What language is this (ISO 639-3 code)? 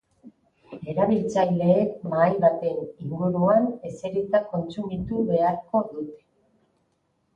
eus